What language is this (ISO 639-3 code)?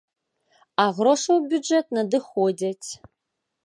bel